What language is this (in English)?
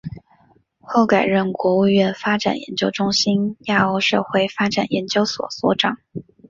Chinese